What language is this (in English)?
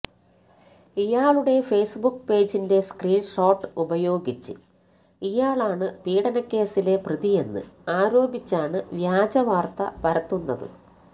Malayalam